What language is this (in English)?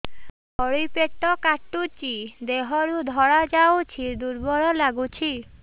Odia